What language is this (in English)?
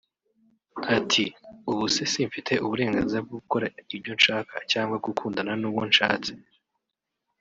Kinyarwanda